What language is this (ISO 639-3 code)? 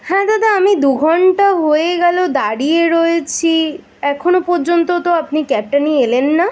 ben